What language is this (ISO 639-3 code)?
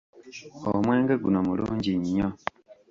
lug